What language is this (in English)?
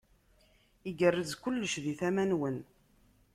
Kabyle